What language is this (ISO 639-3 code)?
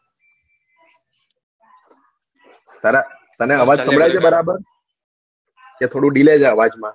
guj